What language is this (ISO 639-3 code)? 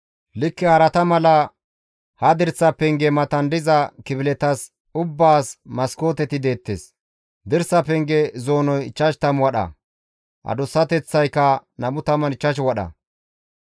gmv